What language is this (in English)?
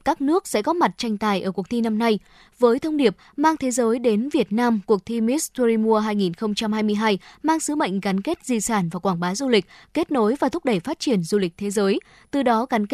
Vietnamese